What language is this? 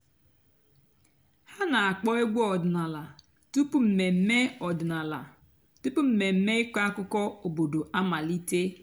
Igbo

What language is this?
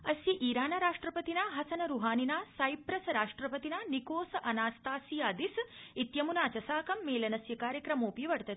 Sanskrit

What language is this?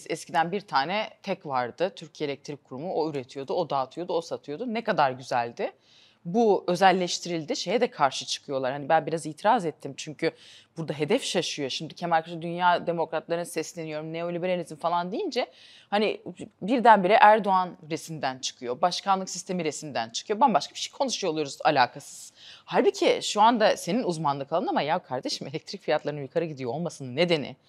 Turkish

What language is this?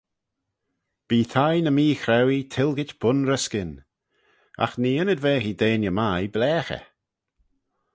Manx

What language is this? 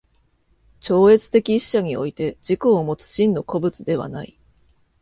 Japanese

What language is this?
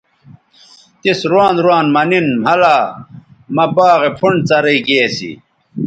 Bateri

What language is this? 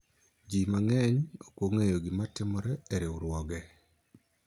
Luo (Kenya and Tanzania)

